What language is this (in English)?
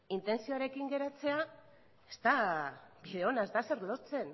Basque